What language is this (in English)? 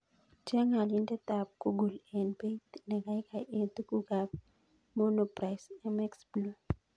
Kalenjin